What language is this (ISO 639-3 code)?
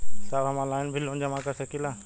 bho